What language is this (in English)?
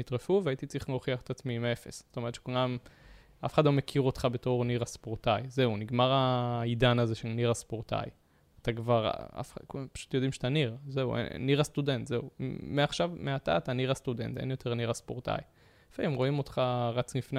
Hebrew